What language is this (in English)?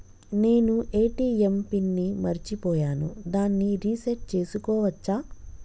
Telugu